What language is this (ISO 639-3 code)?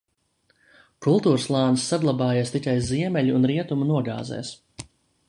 lav